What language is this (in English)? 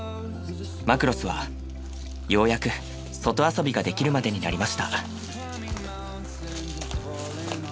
Japanese